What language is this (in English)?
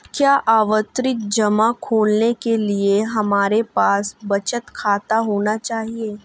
Hindi